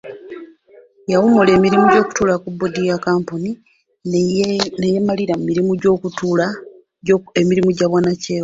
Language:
Ganda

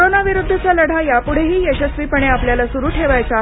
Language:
Marathi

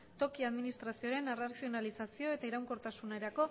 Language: Basque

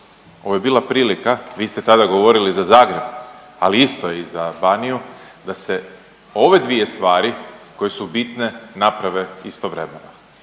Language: Croatian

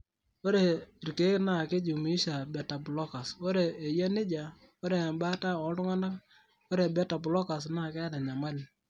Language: Masai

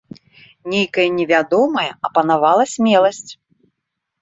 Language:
Belarusian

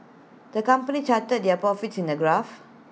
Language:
English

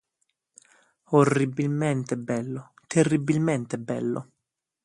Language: Italian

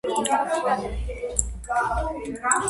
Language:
Georgian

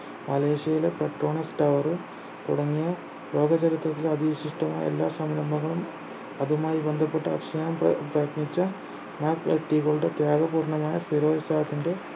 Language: Malayalam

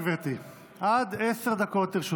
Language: Hebrew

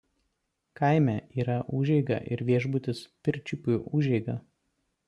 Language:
Lithuanian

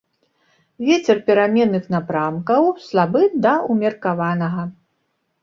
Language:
Belarusian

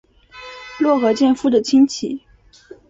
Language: Chinese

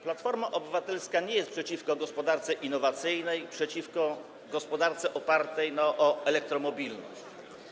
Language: Polish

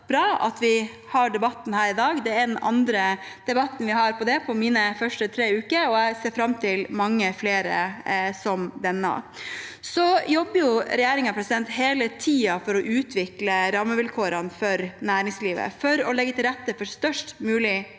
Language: Norwegian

